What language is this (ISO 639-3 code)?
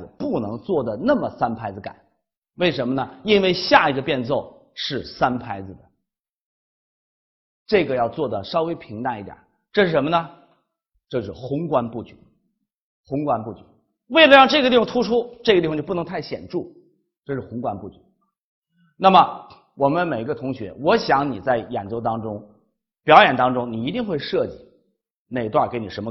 zho